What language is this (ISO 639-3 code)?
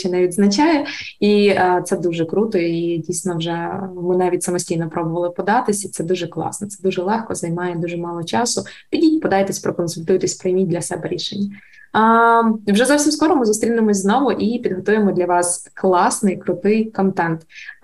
ukr